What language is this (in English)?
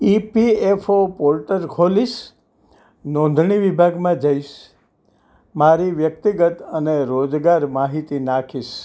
Gujarati